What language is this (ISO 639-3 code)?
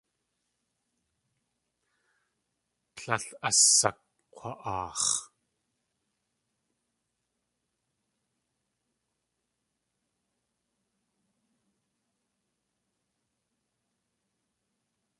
tli